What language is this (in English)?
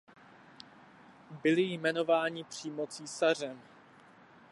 Czech